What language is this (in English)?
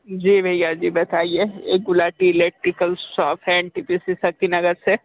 Hindi